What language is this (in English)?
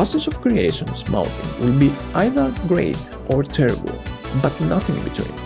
English